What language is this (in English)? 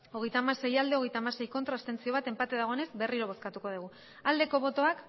Basque